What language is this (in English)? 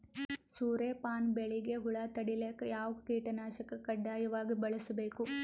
Kannada